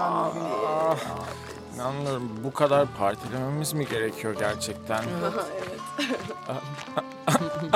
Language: Turkish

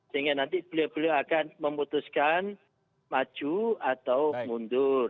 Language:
Indonesian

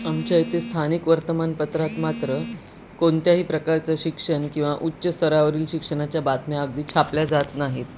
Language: Marathi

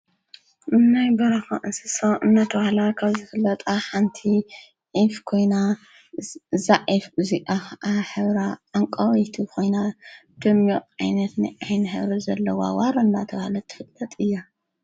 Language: Tigrinya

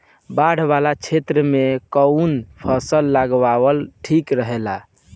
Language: Bhojpuri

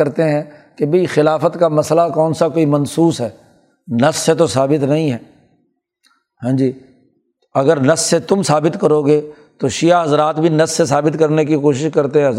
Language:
Urdu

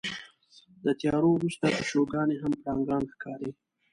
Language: Pashto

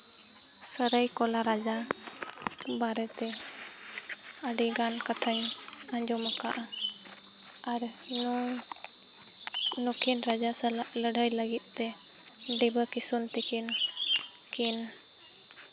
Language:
Santali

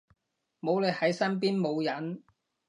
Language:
Cantonese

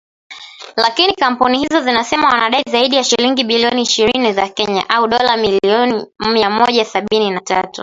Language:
Swahili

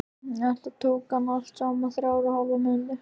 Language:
Icelandic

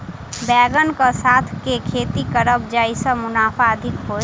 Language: Maithili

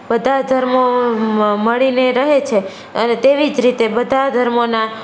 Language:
Gujarati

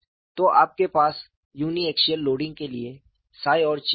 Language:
Hindi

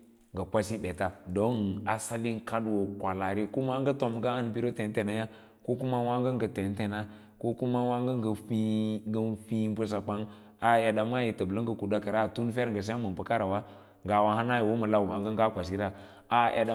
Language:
Lala-Roba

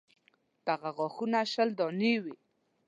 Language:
Pashto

